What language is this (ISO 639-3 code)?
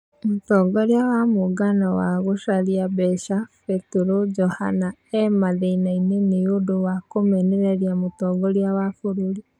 kik